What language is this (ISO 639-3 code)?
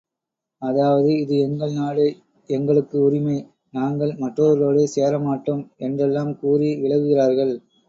tam